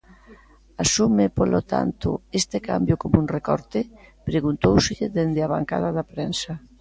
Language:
Galician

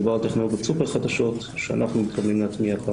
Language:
Hebrew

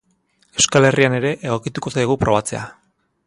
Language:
Basque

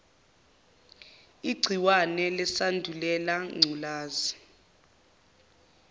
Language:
Zulu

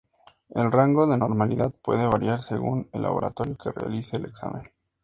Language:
Spanish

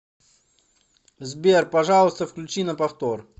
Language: Russian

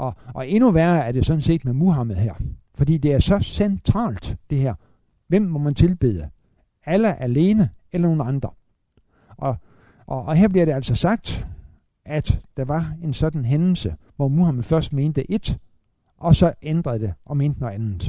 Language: Danish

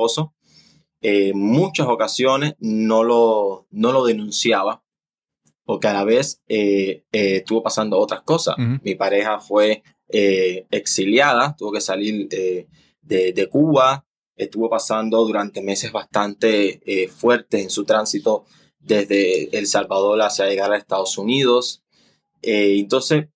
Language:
Spanish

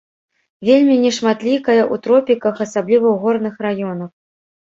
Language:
Belarusian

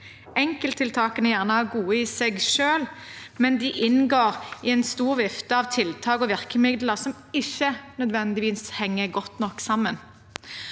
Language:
Norwegian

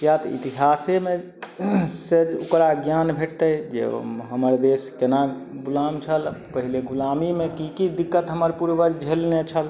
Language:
Maithili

